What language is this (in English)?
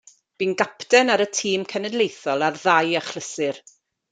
Welsh